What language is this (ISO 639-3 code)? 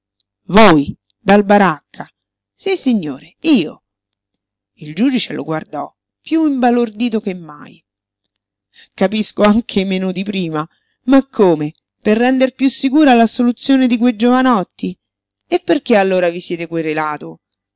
ita